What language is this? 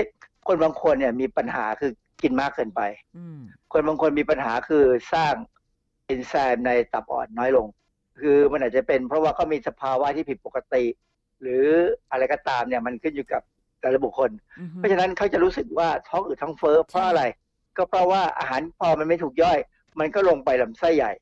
Thai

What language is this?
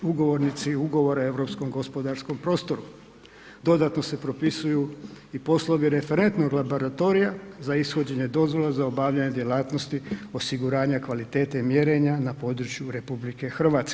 Croatian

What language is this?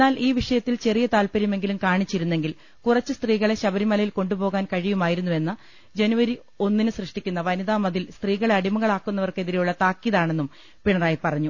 Malayalam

